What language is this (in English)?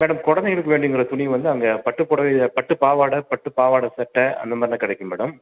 Tamil